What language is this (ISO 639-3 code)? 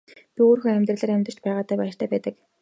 mon